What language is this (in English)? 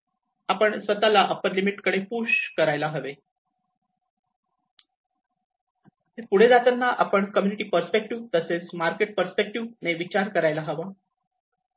Marathi